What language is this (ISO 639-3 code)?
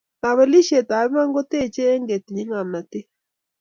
kln